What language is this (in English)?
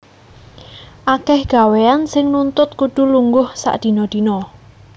Javanese